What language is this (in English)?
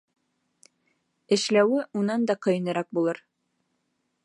Bashkir